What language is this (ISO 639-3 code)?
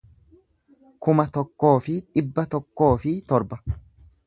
orm